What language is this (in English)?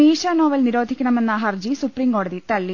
Malayalam